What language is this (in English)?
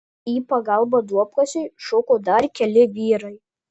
Lithuanian